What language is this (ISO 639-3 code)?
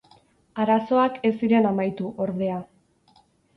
eus